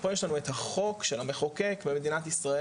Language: Hebrew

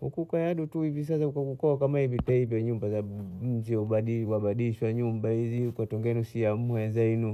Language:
Bondei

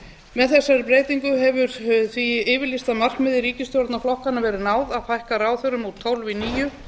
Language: Icelandic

